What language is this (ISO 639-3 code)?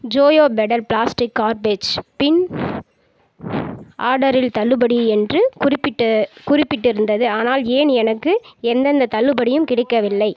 tam